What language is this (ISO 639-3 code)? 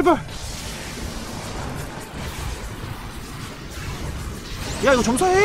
kor